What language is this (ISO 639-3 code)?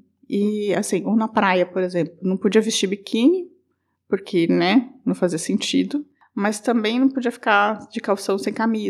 por